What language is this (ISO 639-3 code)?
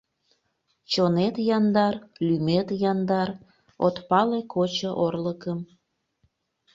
chm